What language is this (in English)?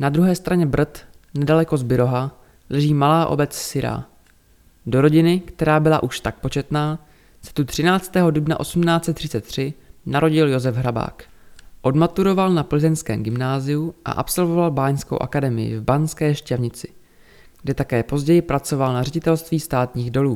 Czech